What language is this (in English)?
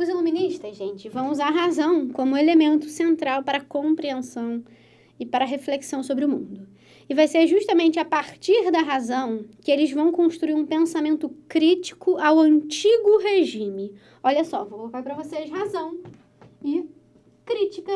Portuguese